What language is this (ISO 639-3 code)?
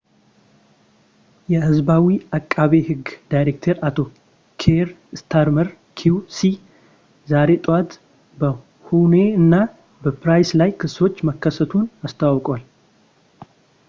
amh